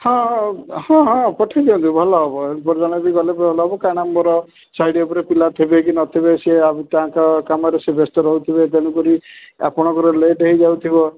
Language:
Odia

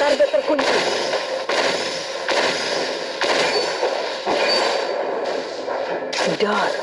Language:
Indonesian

